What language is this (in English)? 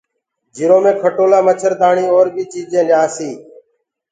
Gurgula